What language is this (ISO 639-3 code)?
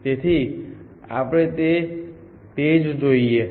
guj